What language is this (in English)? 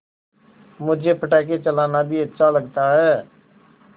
Hindi